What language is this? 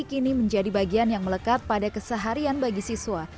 Indonesian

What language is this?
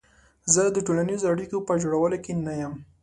Pashto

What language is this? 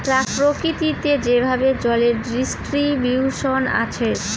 Bangla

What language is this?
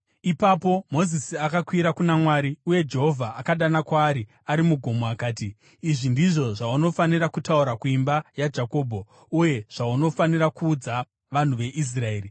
Shona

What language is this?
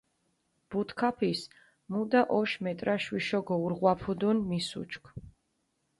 Mingrelian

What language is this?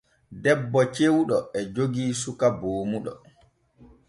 Borgu Fulfulde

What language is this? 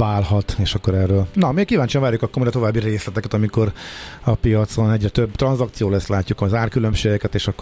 Hungarian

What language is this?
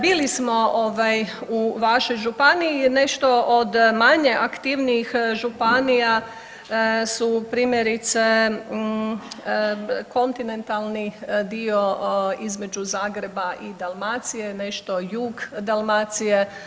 Croatian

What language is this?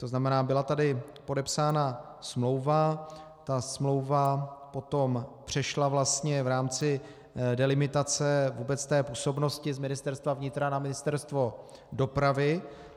Czech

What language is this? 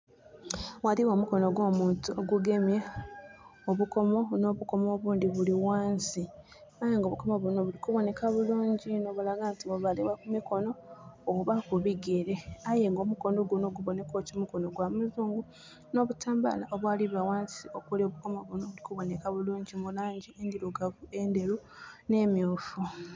Soga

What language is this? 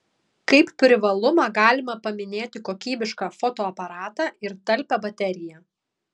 Lithuanian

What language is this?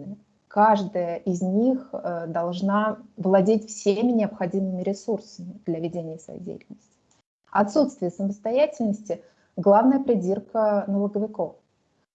Russian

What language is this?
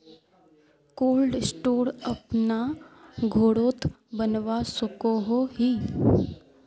Magahi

